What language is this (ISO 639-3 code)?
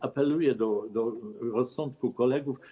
pol